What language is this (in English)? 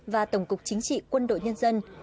Vietnamese